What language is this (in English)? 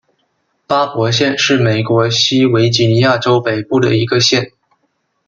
Chinese